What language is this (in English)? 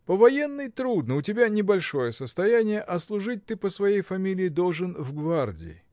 Russian